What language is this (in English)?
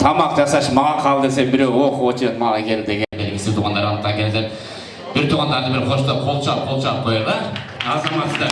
Turkish